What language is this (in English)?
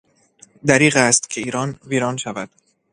Persian